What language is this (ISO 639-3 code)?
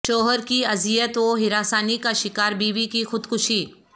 urd